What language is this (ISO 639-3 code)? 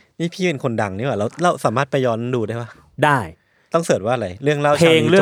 tha